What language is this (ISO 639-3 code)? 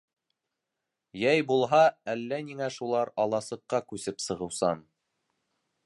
bak